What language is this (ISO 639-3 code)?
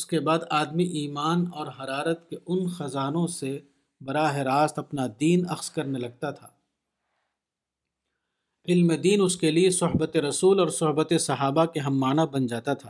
urd